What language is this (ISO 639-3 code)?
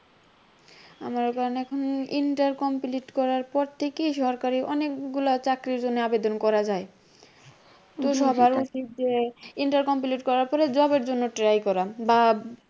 ben